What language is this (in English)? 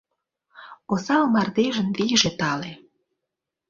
Mari